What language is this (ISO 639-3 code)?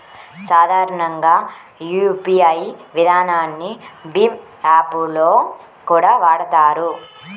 tel